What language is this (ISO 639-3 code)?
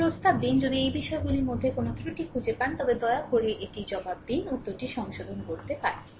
ben